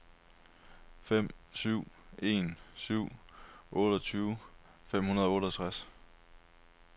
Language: Danish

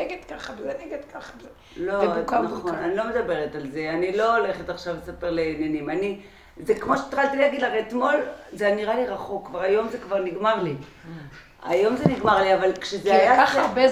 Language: Hebrew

